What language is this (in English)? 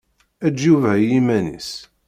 Kabyle